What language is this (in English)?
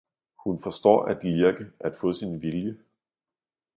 Danish